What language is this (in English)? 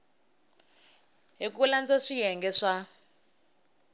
Tsonga